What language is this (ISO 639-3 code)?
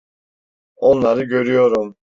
tur